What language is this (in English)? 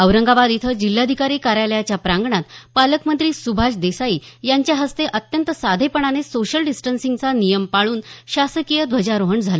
Marathi